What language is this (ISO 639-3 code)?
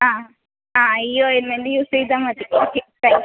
mal